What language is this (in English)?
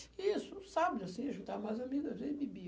Portuguese